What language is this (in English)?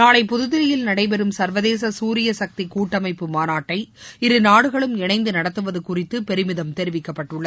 Tamil